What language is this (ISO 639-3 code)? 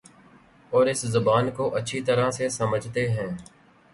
urd